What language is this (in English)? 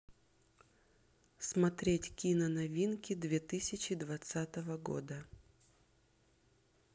Russian